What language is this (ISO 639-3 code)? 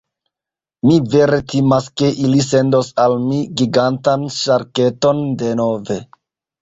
epo